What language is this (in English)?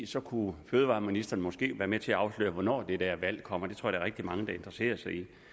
Danish